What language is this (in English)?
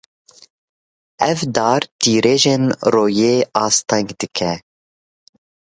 Kurdish